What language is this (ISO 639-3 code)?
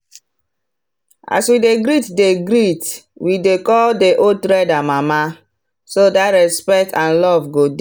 pcm